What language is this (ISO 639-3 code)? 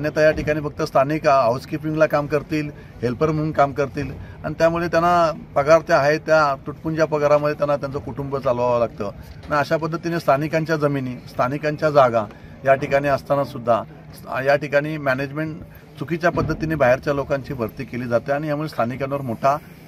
mar